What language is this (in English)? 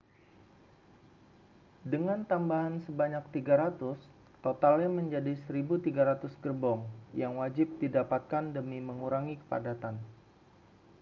Indonesian